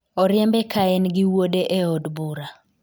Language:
Luo (Kenya and Tanzania)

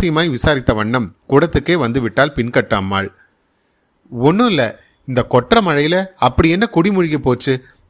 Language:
Tamil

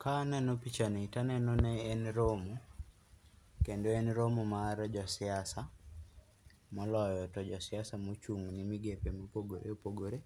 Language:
Luo (Kenya and Tanzania)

